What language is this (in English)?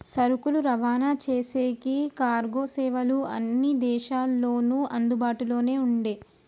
Telugu